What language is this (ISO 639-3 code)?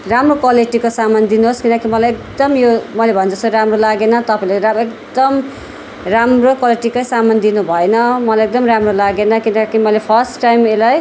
nep